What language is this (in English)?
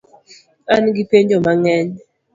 Luo (Kenya and Tanzania)